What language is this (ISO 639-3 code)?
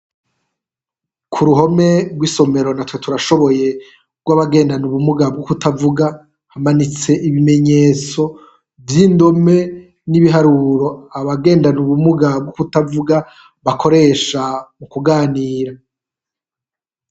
run